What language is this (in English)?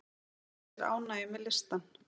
Icelandic